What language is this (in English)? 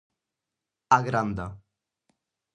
Galician